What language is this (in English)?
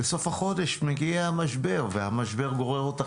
Hebrew